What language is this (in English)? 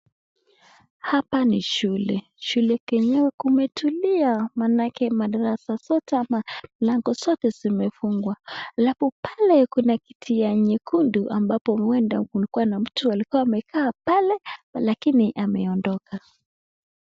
Swahili